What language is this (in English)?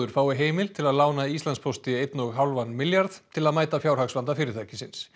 Icelandic